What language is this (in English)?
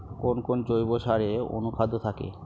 Bangla